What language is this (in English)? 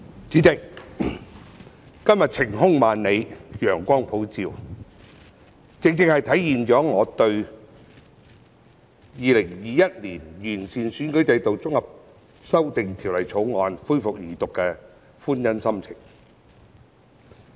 Cantonese